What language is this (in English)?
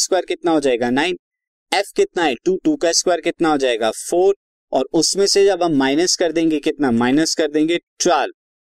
Hindi